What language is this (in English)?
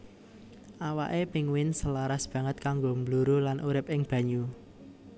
Javanese